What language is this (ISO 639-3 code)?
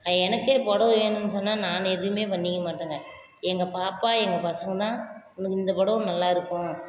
tam